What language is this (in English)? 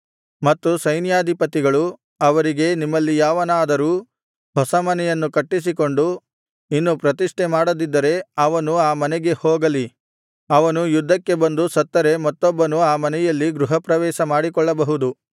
Kannada